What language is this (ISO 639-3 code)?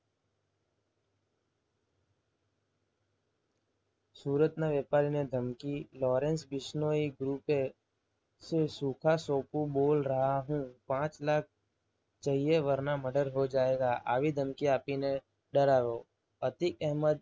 guj